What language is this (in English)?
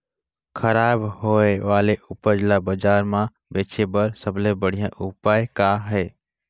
Chhattisgarhi